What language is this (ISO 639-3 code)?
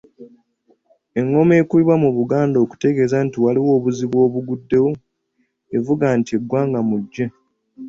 lug